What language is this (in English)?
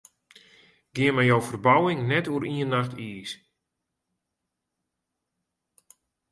Western Frisian